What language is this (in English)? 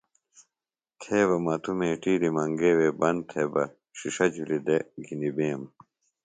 Phalura